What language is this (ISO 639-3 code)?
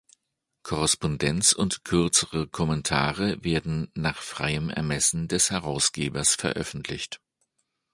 deu